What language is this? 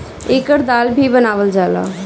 Bhojpuri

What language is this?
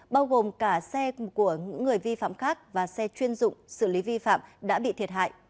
Vietnamese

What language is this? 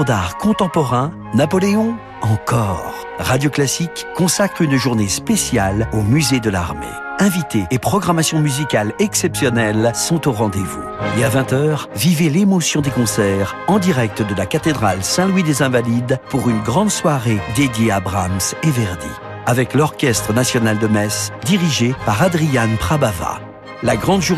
French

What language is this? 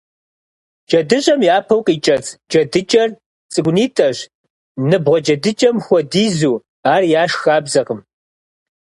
Kabardian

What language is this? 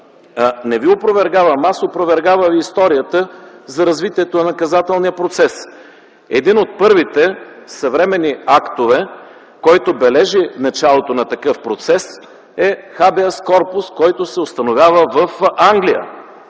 Bulgarian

